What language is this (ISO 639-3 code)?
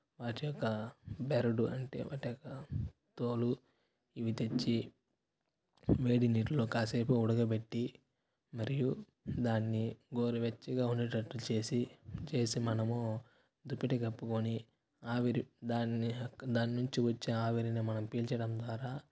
tel